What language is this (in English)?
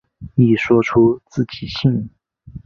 Chinese